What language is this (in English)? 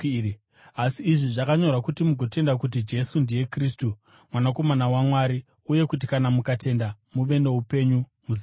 Shona